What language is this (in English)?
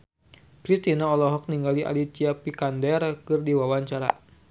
Sundanese